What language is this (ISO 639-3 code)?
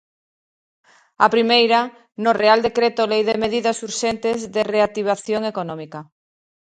glg